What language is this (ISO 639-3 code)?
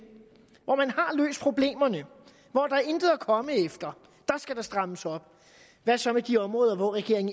dan